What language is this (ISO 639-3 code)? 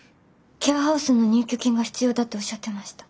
jpn